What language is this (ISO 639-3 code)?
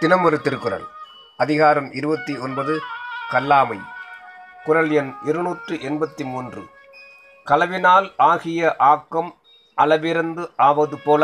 tam